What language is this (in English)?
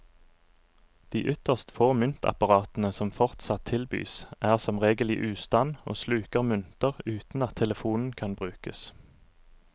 Norwegian